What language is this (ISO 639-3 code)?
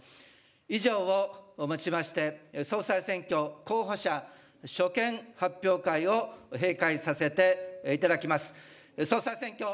jpn